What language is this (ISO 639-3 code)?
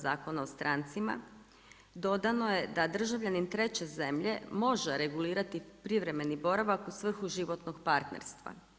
hrv